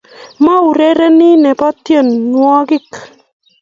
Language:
Kalenjin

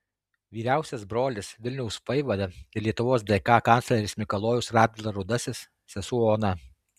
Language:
Lithuanian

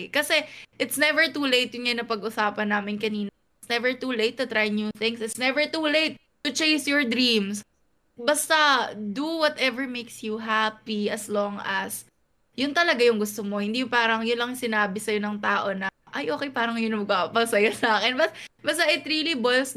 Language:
Filipino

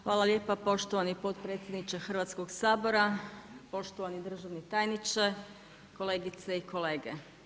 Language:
Croatian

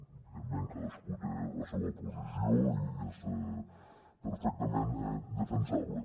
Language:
Catalan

